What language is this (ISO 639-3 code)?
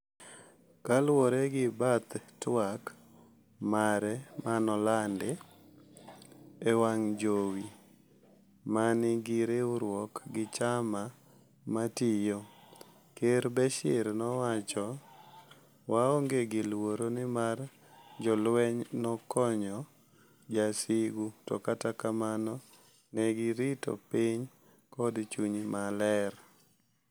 luo